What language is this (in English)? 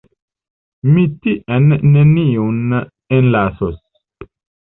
Esperanto